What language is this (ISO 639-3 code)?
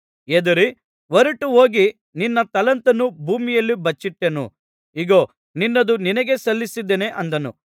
kan